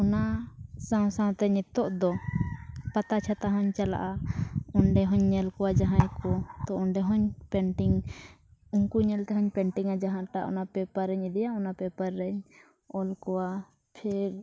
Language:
Santali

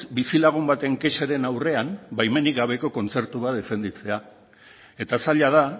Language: Basque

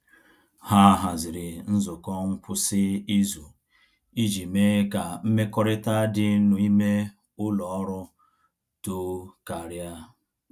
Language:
Igbo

